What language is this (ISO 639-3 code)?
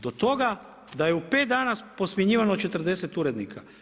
hrv